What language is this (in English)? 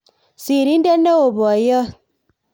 Kalenjin